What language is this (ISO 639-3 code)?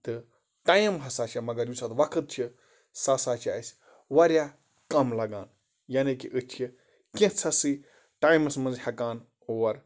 kas